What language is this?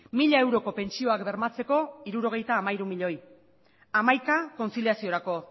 Basque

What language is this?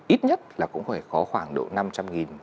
Vietnamese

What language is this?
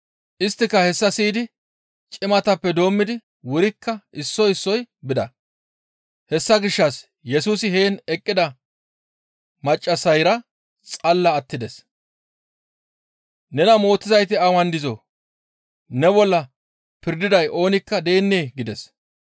Gamo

